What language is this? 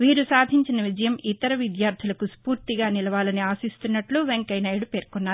Telugu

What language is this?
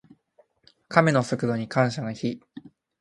Japanese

